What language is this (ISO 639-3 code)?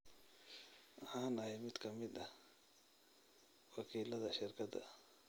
som